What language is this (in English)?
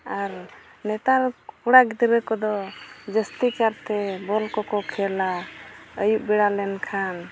Santali